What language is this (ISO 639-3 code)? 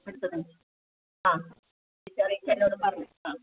mal